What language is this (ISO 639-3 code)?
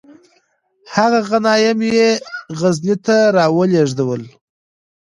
pus